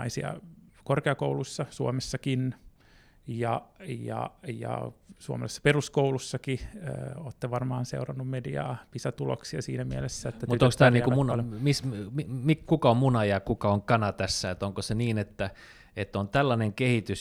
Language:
Finnish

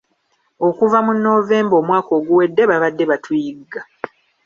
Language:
Ganda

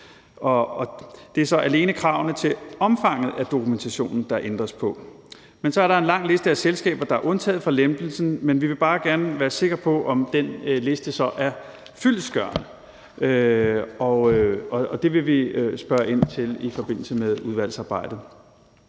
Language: Danish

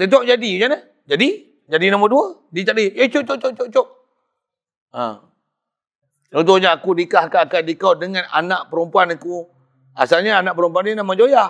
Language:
Malay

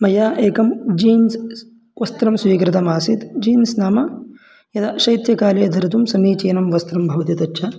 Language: Sanskrit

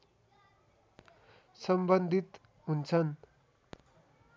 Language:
Nepali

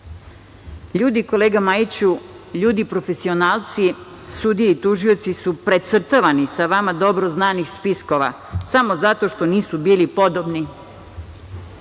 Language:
Serbian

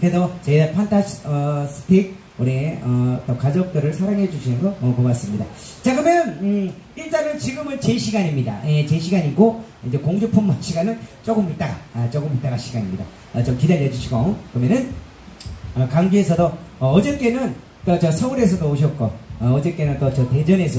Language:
Korean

